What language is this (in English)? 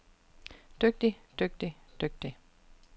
Danish